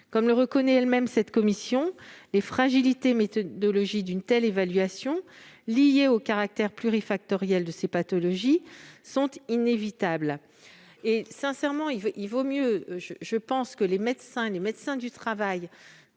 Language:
French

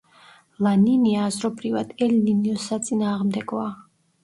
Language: Georgian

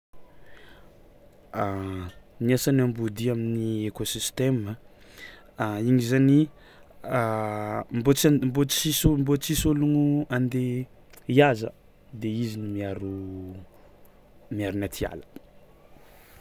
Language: Tsimihety Malagasy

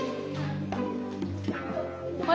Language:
Japanese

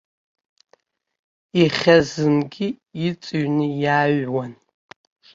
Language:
Abkhazian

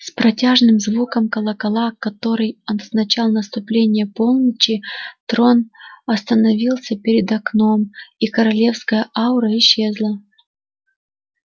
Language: Russian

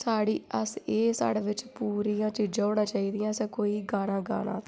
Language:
Dogri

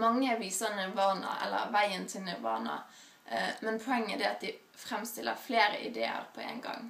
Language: Norwegian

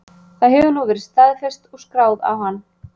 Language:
Icelandic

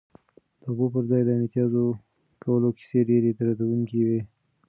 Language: Pashto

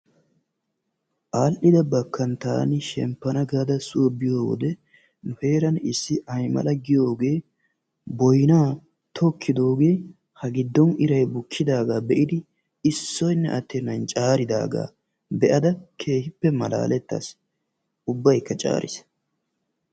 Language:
Wolaytta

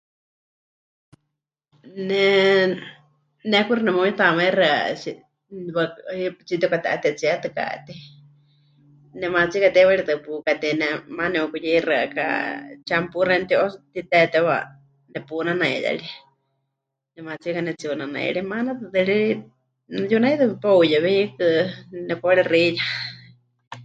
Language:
Huichol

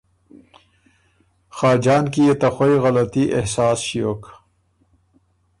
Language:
Ormuri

